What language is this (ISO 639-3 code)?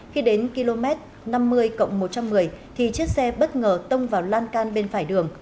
vie